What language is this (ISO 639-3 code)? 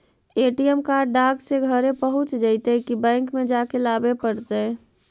mag